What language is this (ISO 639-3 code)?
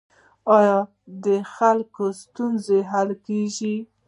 pus